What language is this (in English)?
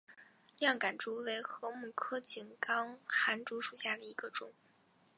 Chinese